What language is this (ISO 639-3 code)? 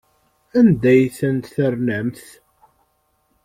kab